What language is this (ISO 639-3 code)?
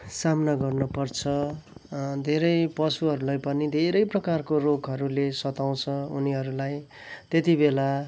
nep